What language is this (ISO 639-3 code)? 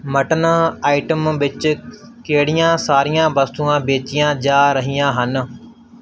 pan